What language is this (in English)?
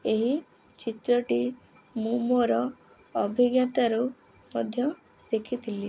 Odia